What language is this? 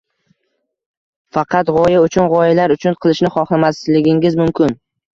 Uzbek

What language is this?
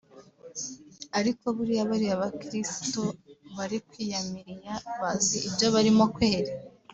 Kinyarwanda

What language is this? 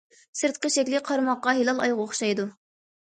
Uyghur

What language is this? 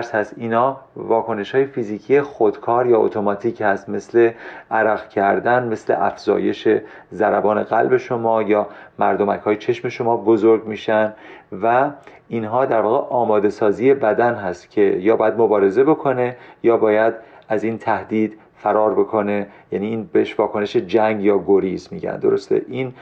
Persian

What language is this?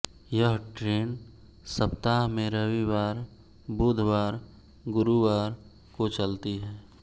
Hindi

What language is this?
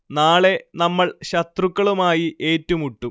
Malayalam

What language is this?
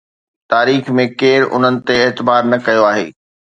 Sindhi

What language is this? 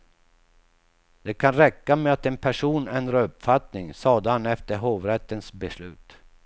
Swedish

